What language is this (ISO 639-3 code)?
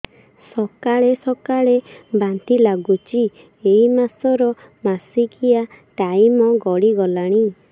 ori